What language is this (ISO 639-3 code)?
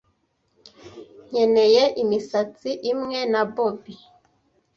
kin